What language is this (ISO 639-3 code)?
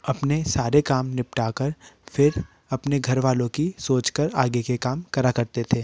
hin